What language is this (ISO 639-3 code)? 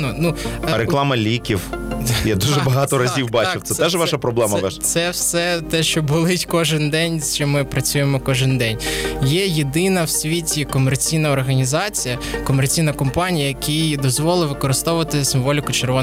ukr